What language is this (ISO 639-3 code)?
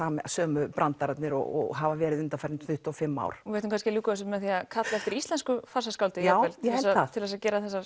isl